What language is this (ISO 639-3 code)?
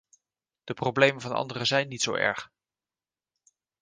nld